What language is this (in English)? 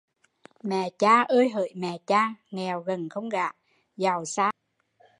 Vietnamese